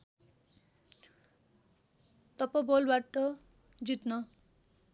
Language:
Nepali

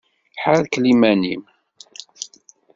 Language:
Kabyle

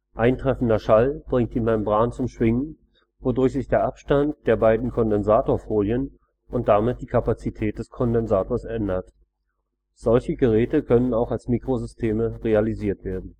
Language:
German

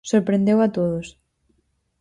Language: Galician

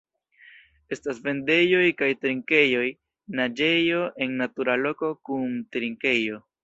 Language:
Esperanto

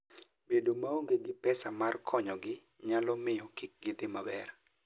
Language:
Luo (Kenya and Tanzania)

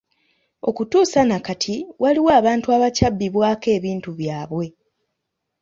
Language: Ganda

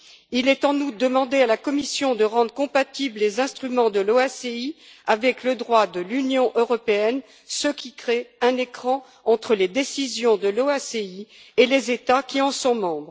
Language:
French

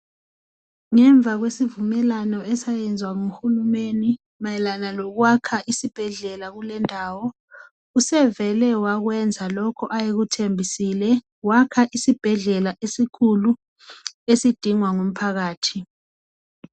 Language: North Ndebele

